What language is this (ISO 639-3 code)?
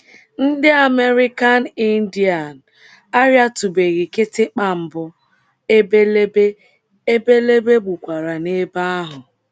ibo